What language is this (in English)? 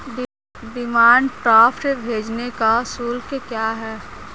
Hindi